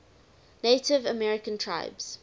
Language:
English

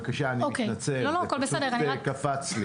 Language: Hebrew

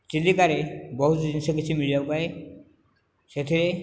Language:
Odia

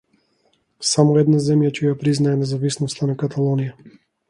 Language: Macedonian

